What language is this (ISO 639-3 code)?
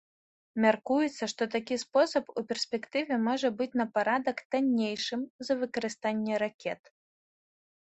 bel